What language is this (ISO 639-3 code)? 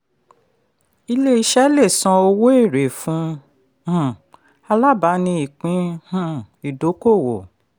yor